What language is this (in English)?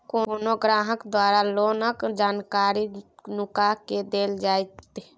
Maithili